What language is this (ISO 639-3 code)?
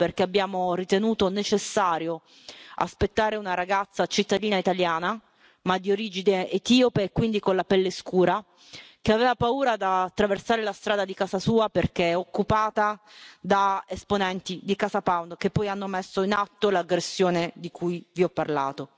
ita